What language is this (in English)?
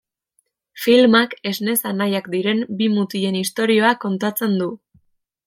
Basque